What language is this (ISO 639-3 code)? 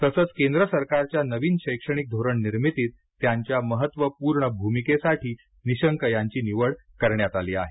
mar